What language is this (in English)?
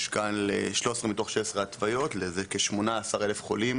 Hebrew